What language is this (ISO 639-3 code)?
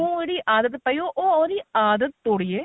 pan